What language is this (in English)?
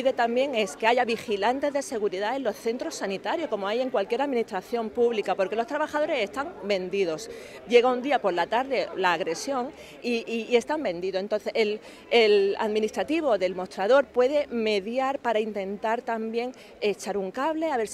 Spanish